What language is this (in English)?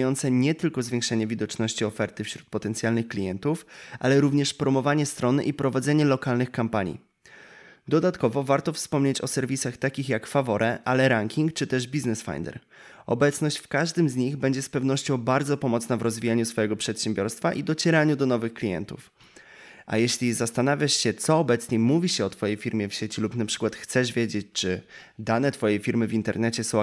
Polish